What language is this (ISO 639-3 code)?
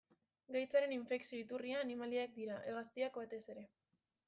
eus